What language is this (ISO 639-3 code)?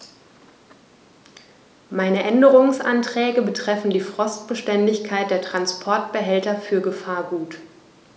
deu